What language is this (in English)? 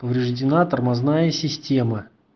Russian